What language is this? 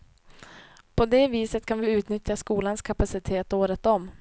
Swedish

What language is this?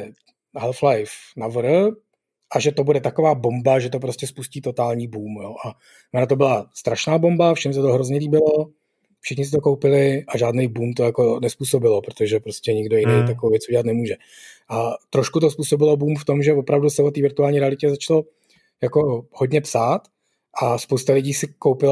Czech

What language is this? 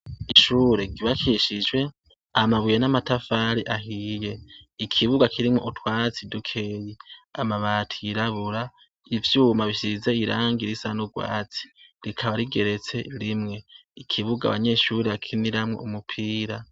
Rundi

